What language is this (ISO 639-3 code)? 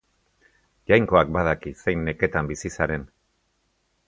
eus